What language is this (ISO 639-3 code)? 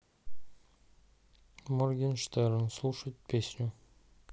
rus